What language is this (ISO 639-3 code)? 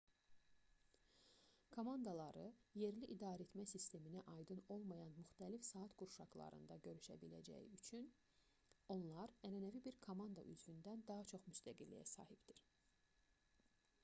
aze